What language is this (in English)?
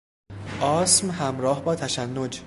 Persian